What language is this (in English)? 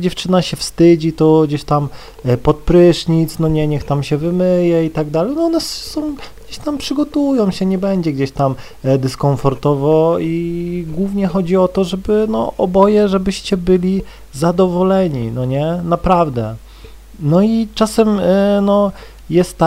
Polish